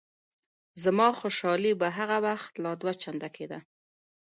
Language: Pashto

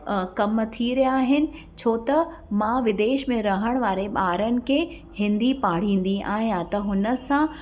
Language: Sindhi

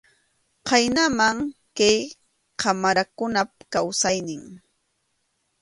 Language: Arequipa-La Unión Quechua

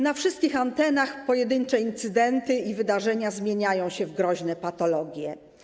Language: Polish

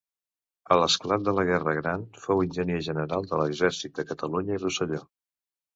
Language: Catalan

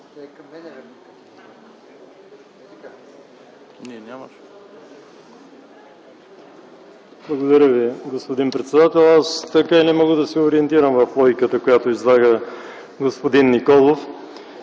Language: Bulgarian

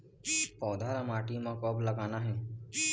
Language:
Chhattisgarhi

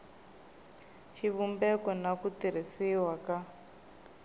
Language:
Tsonga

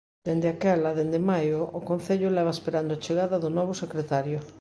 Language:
Galician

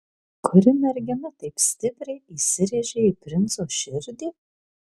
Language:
Lithuanian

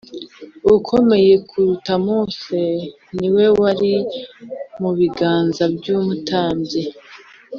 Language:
Kinyarwanda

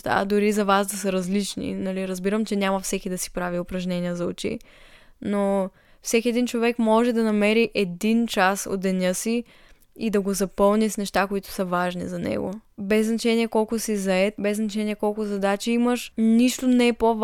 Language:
Bulgarian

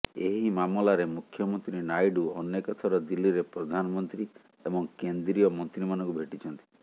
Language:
Odia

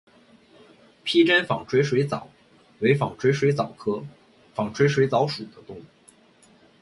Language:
Chinese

